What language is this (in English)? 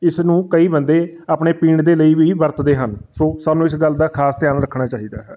Punjabi